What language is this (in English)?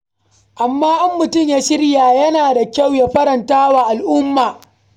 Hausa